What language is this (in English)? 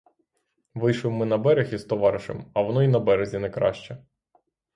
Ukrainian